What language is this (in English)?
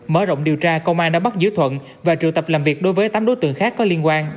Vietnamese